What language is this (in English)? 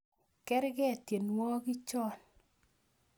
Kalenjin